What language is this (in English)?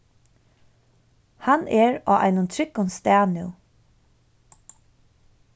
Faroese